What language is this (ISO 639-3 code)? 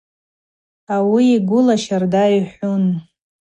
abq